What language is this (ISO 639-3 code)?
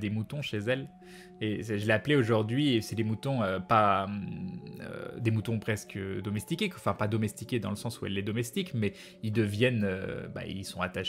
fra